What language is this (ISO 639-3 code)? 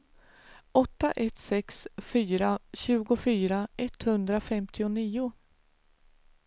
swe